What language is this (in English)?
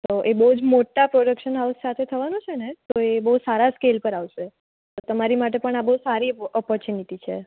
Gujarati